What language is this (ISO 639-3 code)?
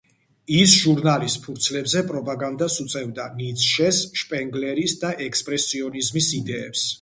kat